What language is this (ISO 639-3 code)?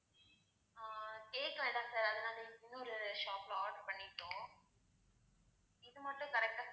tam